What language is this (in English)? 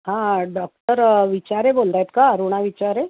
Marathi